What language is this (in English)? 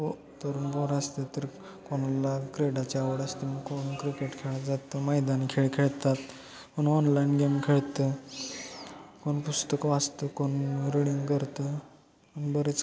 Marathi